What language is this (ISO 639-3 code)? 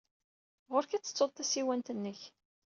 kab